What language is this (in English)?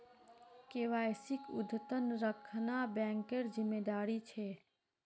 Magahi